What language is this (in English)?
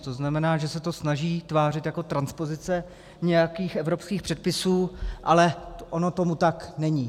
Czech